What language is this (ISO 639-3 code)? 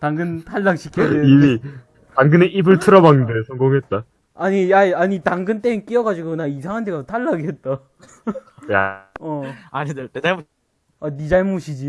kor